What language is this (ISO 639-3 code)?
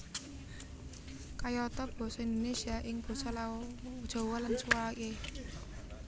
jav